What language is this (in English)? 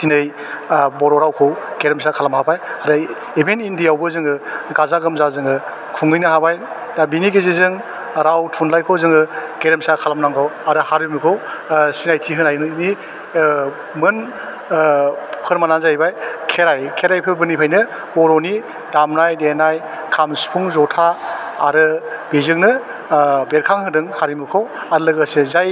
Bodo